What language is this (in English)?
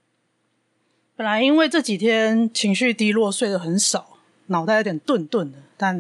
Chinese